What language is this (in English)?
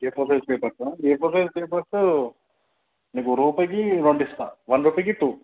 Telugu